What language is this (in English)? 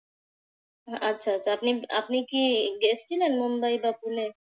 Bangla